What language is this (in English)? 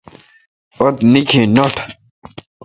Kalkoti